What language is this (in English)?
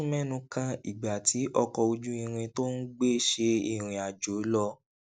Yoruba